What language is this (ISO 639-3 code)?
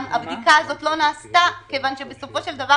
heb